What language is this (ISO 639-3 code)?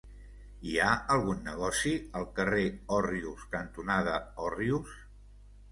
cat